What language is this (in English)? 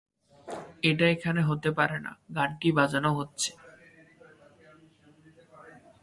Bangla